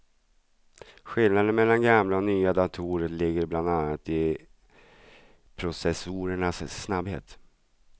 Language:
Swedish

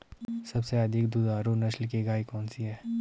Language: Hindi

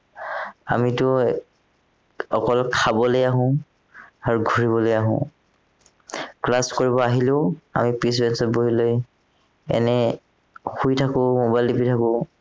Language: Assamese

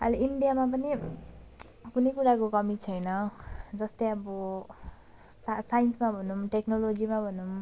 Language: Nepali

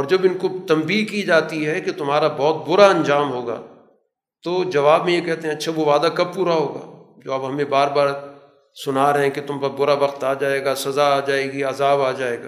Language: Urdu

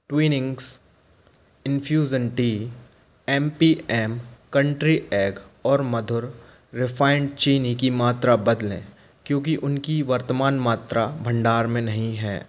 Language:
Hindi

